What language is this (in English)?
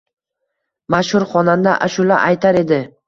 Uzbek